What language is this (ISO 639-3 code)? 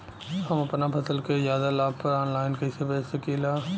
bho